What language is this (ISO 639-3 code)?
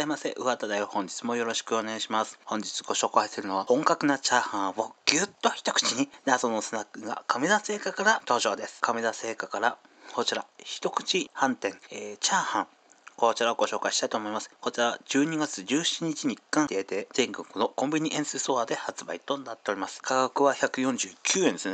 jpn